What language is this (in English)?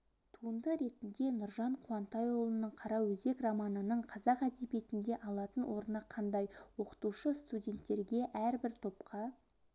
Kazakh